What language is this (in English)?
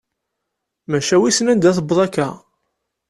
Kabyle